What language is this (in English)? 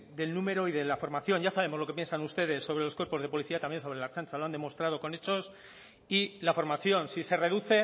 Spanish